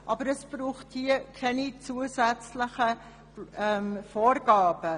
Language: Swiss German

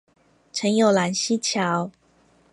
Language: Chinese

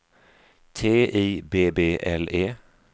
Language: Swedish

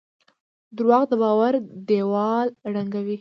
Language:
Pashto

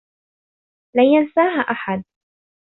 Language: Arabic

